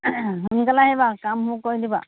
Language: Assamese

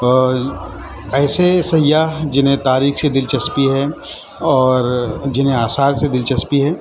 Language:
Urdu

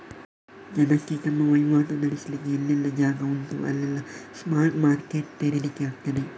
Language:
Kannada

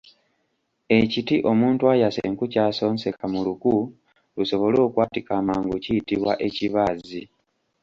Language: Ganda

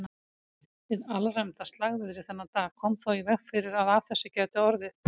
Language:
Icelandic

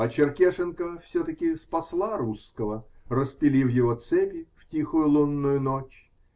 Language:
Russian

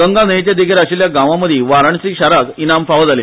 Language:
Konkani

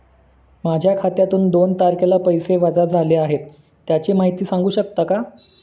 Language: Marathi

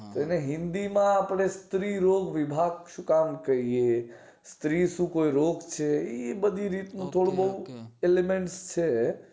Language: Gujarati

